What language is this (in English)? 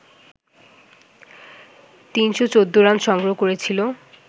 Bangla